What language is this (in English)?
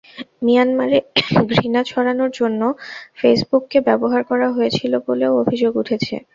Bangla